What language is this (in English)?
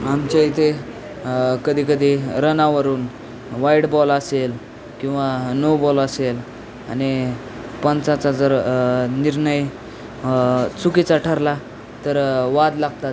Marathi